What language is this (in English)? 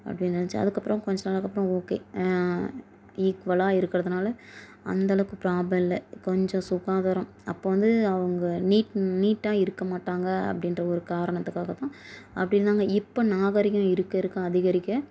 Tamil